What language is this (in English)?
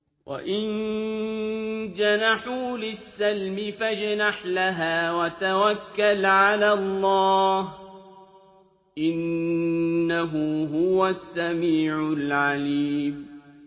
Arabic